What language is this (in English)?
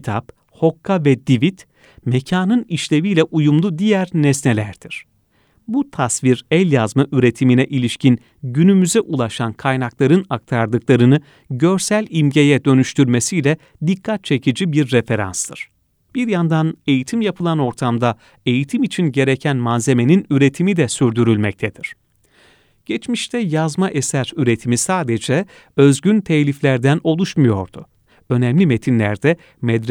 Turkish